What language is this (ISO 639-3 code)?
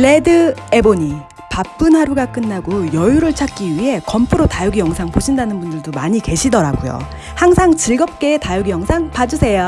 kor